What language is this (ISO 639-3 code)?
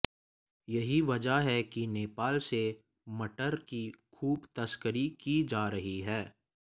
hin